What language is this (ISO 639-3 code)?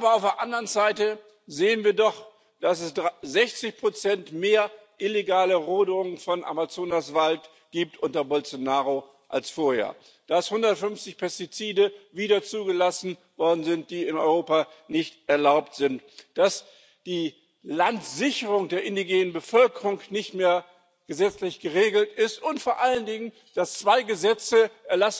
deu